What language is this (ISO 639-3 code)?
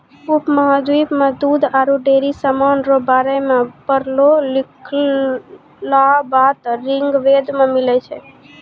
mai